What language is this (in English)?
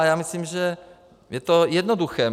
Czech